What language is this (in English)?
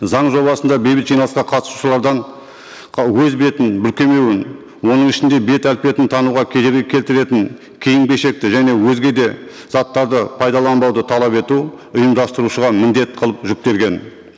Kazakh